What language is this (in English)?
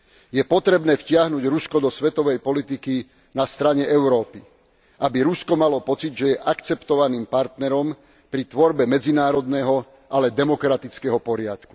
Slovak